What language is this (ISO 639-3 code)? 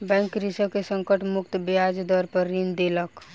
mai